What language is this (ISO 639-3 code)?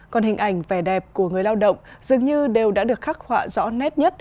vie